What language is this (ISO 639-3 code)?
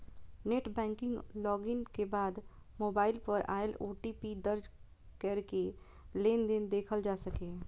mai